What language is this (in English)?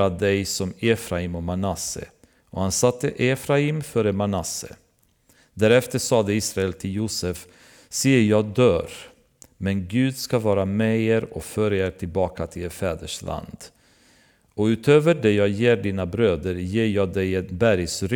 Swedish